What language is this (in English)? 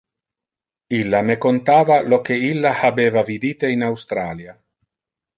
Interlingua